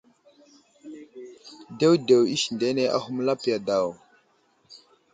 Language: Wuzlam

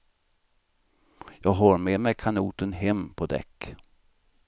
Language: Swedish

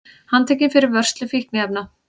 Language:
Icelandic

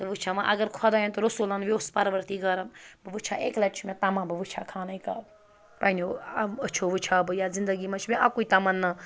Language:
Kashmiri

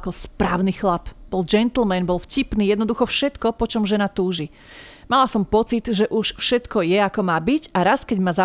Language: Slovak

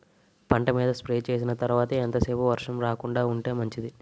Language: Telugu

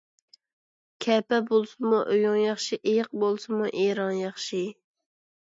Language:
Uyghur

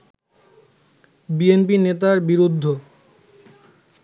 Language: Bangla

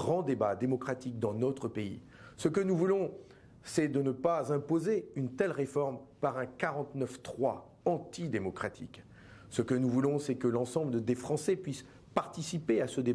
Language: French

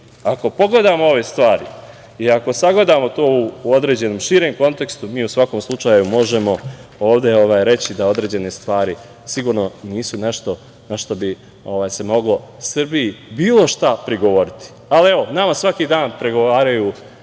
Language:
Serbian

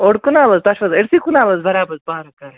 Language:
Kashmiri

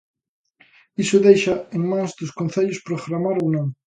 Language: Galician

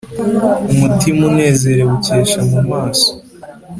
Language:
Kinyarwanda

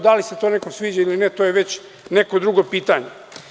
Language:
Serbian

